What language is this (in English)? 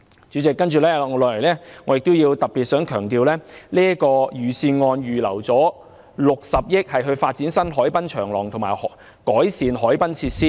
Cantonese